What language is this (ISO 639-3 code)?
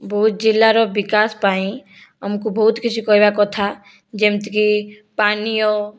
ori